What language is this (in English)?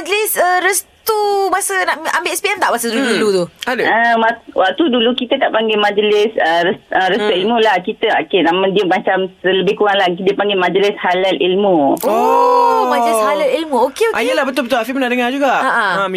Malay